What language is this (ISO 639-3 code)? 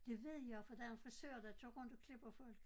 dan